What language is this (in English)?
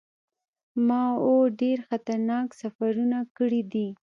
Pashto